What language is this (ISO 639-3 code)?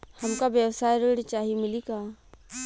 bho